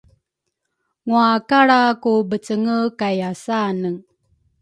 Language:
Rukai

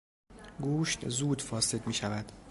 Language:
Persian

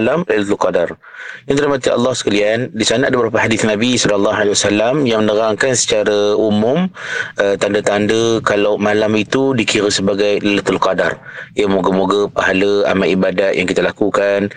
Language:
Malay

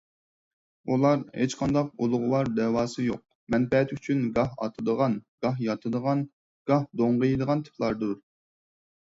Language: Uyghur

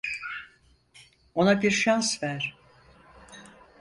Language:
Turkish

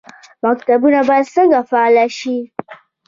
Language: Pashto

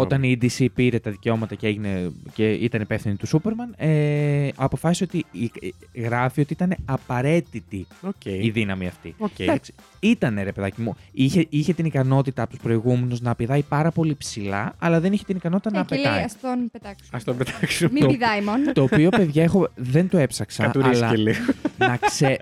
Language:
Greek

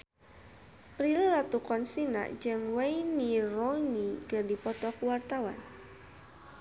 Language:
Sundanese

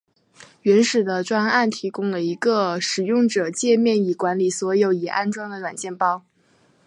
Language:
Chinese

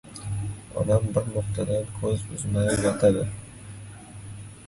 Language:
Uzbek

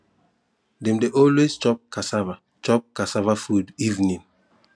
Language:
Nigerian Pidgin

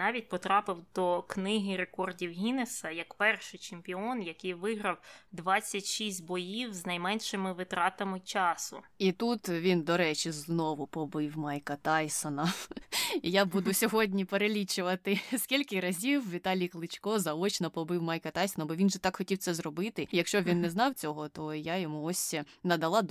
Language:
Ukrainian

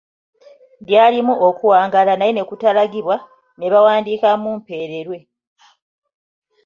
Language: Ganda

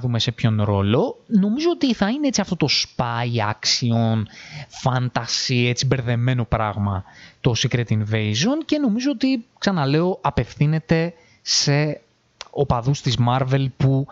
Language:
Greek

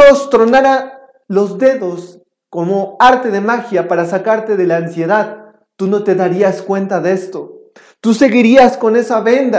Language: Spanish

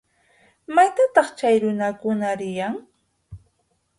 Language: Yauyos Quechua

